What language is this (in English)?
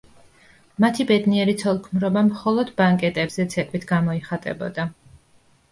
Georgian